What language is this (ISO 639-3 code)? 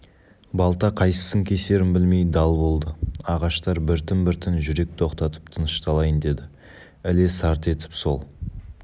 kaz